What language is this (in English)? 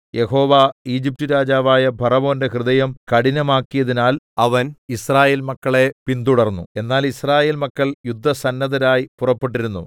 Malayalam